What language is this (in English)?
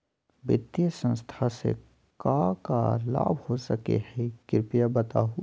Magahi